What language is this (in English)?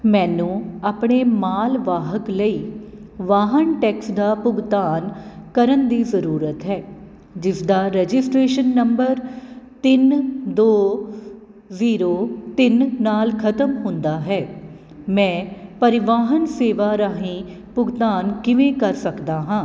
Punjabi